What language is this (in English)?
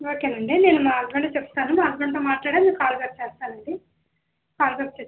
Telugu